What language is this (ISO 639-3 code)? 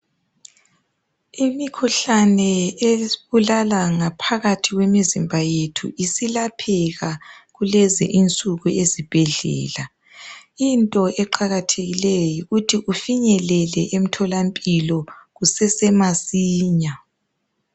nde